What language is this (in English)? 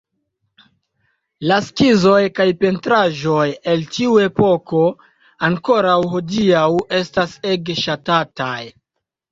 Esperanto